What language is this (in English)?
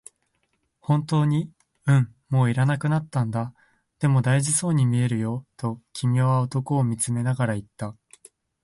Japanese